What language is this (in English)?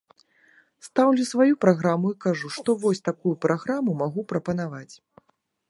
Belarusian